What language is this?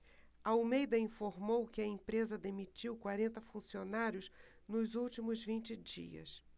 Portuguese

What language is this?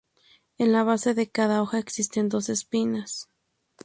Spanish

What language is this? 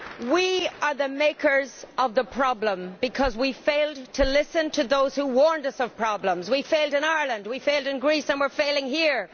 English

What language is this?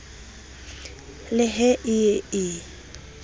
Southern Sotho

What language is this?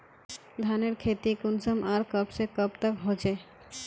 Magahi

